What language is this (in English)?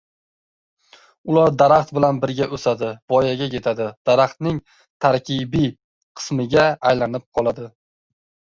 Uzbek